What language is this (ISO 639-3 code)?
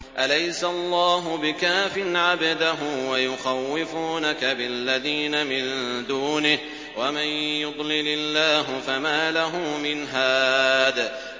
ara